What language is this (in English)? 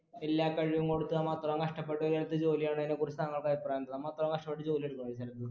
Malayalam